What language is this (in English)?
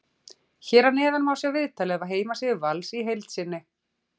Icelandic